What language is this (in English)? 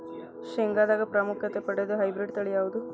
Kannada